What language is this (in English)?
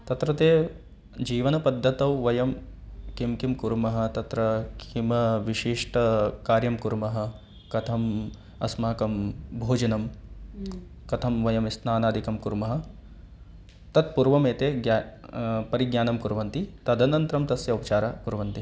Sanskrit